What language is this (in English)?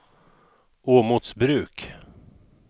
Swedish